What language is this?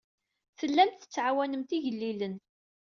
Kabyle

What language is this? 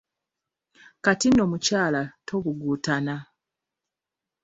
Ganda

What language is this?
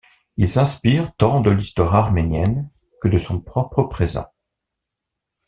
French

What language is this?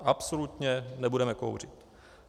Czech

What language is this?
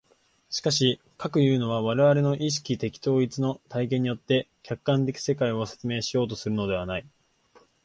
Japanese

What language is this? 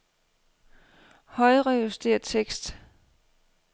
Danish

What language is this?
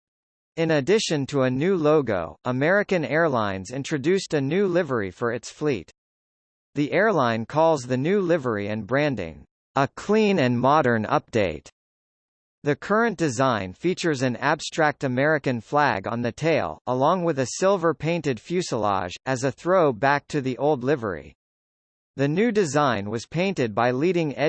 English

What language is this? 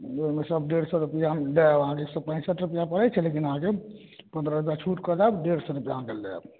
Maithili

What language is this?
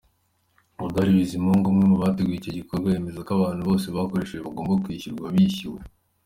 Kinyarwanda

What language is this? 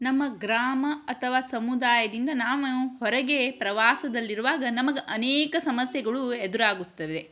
Kannada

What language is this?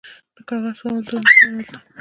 Pashto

